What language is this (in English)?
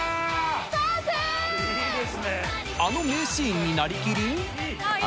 Japanese